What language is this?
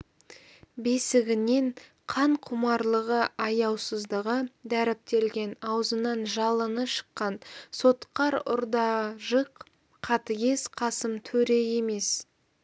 Kazakh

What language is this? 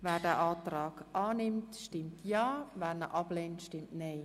Swiss German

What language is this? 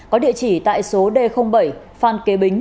Vietnamese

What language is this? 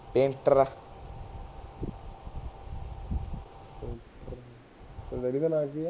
Punjabi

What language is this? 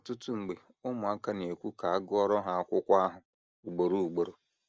Igbo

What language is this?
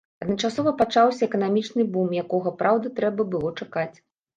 Belarusian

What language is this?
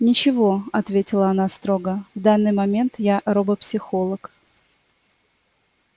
Russian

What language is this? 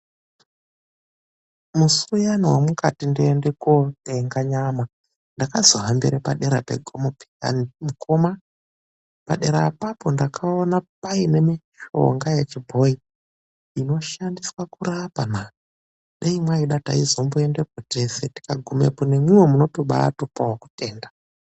Ndau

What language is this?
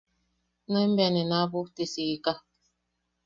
Yaqui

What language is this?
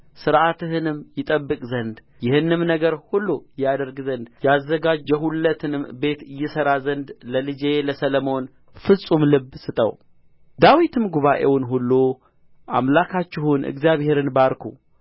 Amharic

